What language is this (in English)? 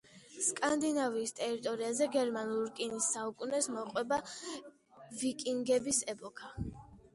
Georgian